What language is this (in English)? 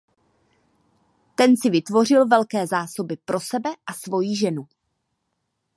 Czech